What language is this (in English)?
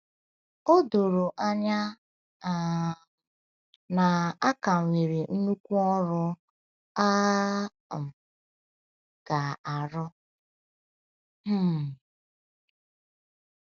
Igbo